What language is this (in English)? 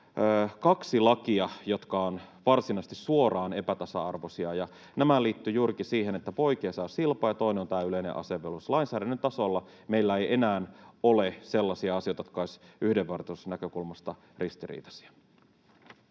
Finnish